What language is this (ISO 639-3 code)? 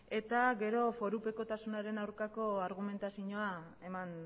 eus